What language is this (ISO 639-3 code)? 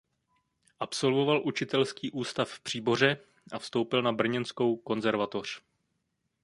ces